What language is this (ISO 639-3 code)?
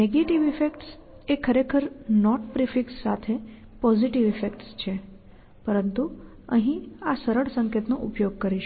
guj